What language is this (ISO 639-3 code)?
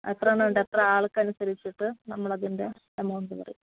mal